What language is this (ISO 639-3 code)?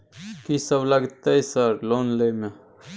mai